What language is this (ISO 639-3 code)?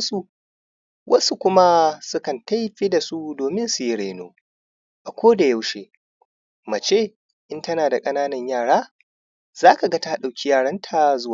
hau